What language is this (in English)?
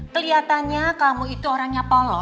Indonesian